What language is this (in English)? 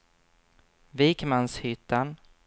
Swedish